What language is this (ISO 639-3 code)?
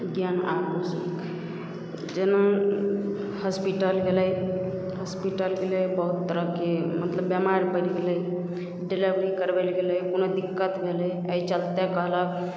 mai